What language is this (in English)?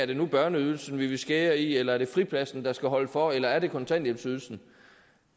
Danish